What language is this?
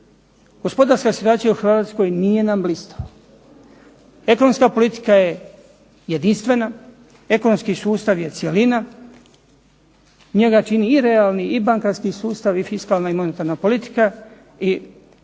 Croatian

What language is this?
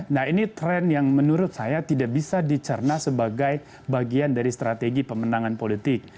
Indonesian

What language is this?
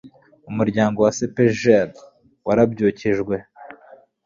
Kinyarwanda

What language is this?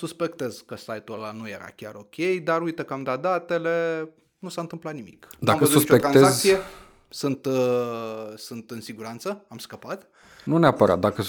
Romanian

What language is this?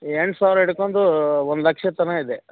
Kannada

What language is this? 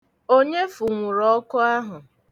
Igbo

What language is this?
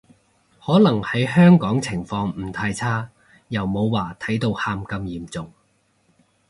Cantonese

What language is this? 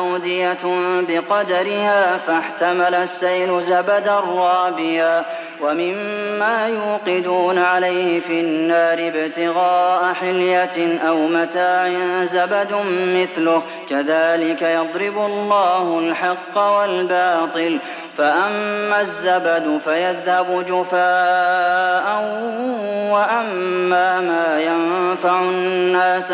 Arabic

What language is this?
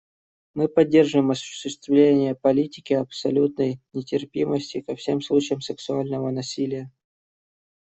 Russian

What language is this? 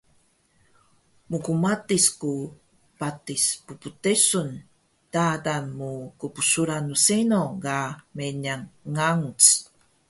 Taroko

